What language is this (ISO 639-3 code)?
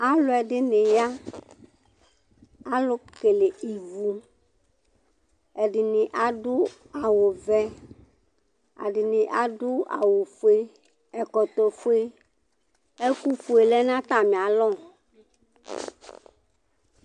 kpo